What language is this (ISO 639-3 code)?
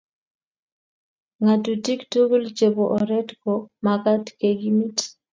kln